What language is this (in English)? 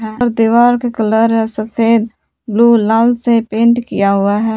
Hindi